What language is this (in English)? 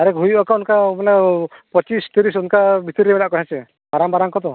Santali